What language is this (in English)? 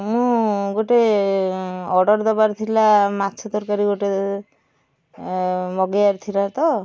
Odia